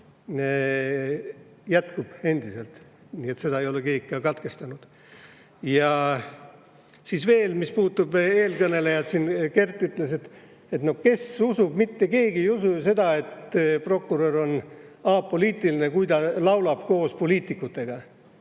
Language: Estonian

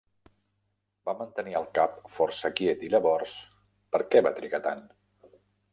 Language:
Catalan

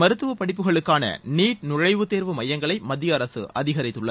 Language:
Tamil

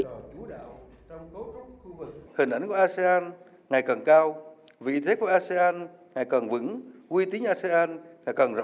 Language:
Vietnamese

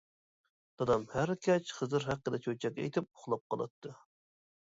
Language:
Uyghur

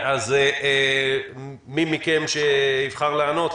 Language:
Hebrew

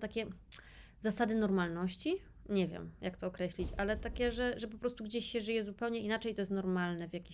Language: Polish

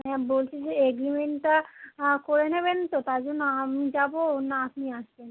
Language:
Bangla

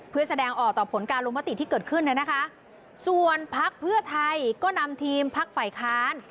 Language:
Thai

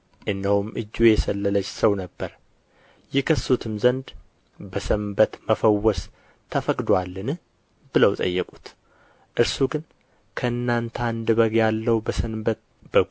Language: Amharic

